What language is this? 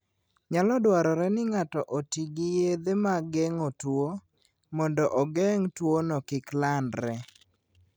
Luo (Kenya and Tanzania)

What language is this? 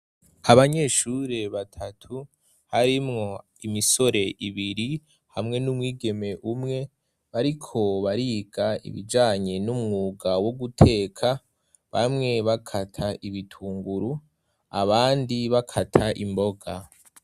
Rundi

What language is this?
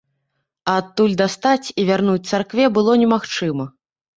Belarusian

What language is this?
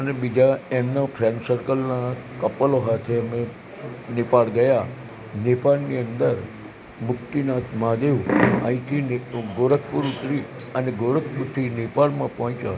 Gujarati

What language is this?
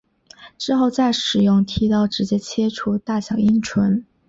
Chinese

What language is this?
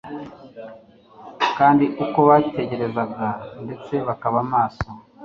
Kinyarwanda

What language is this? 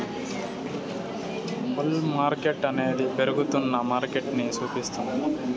Telugu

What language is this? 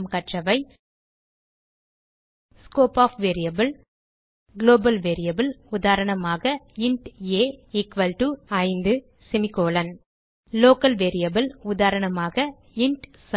Tamil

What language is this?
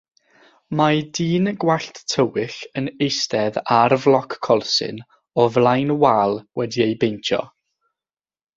Welsh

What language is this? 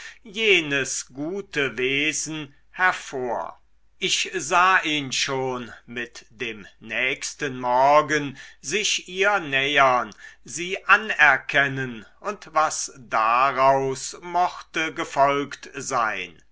German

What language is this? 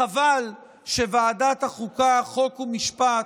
Hebrew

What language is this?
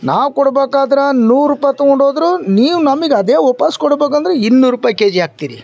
Kannada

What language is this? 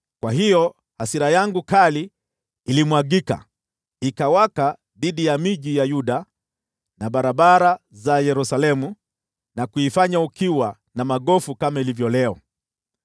Swahili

